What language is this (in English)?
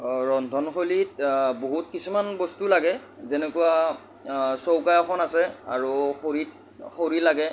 Assamese